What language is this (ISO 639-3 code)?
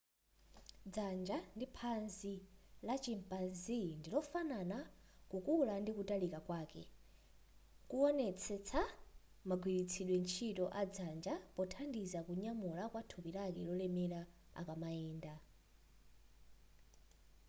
nya